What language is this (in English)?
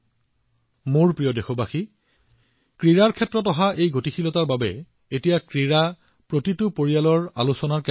Assamese